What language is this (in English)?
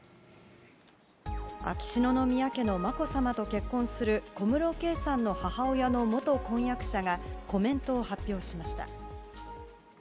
Japanese